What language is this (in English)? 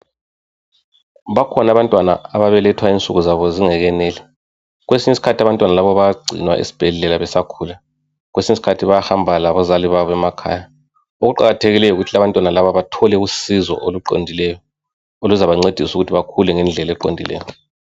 North Ndebele